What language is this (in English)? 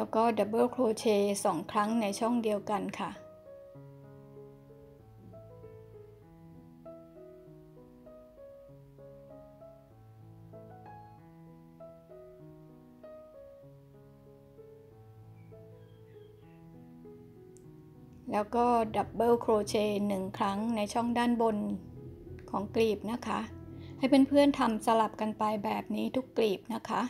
Thai